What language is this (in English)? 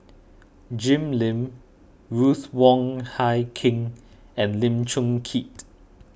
English